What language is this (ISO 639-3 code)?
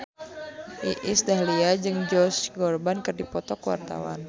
sun